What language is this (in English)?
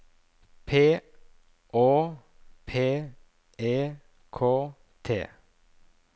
Norwegian